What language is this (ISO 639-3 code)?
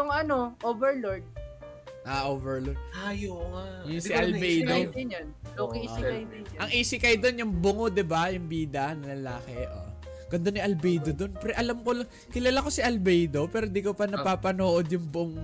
fil